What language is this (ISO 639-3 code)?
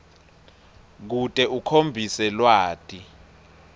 ssw